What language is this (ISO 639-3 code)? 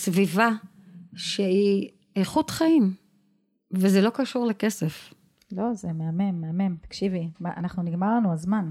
heb